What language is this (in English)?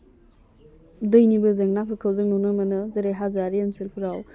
Bodo